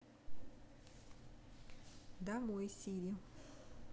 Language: Russian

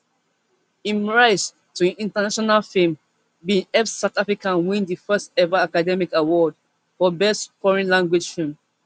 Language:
Nigerian Pidgin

